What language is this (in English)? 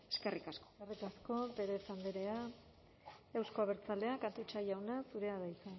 Basque